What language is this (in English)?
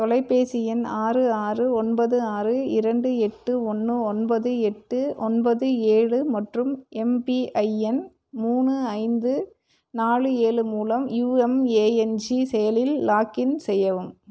Tamil